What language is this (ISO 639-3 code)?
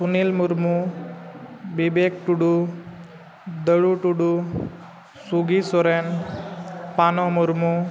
sat